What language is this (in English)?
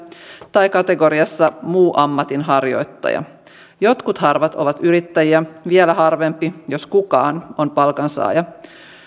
Finnish